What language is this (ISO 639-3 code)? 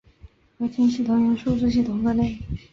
zho